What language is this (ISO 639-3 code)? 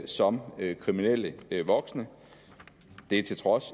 dan